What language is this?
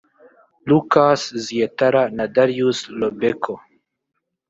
Kinyarwanda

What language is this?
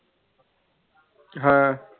Punjabi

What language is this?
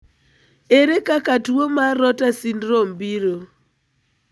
Luo (Kenya and Tanzania)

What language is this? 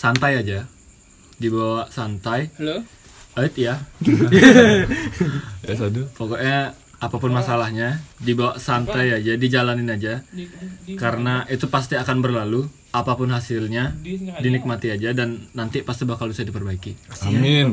Indonesian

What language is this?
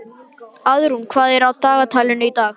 Icelandic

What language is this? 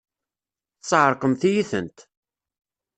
Kabyle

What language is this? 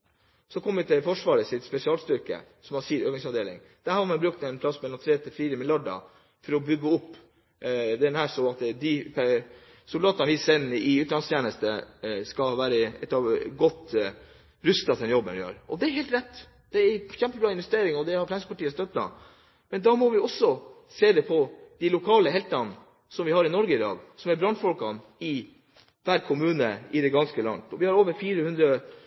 Norwegian Bokmål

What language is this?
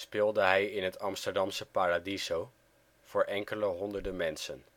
Dutch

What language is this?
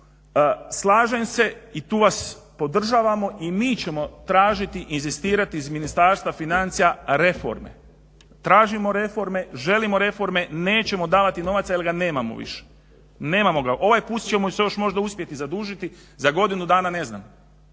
Croatian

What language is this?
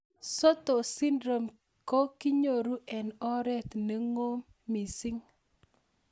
Kalenjin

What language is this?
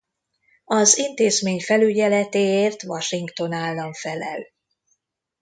Hungarian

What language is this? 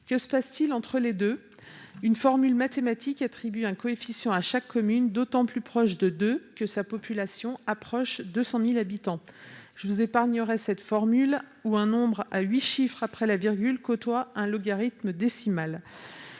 French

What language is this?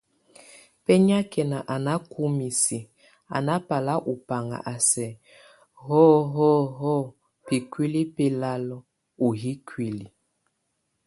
Tunen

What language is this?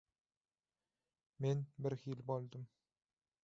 Turkmen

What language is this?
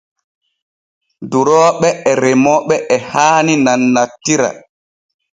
Borgu Fulfulde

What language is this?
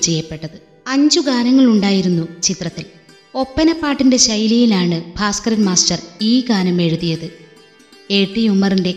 Malayalam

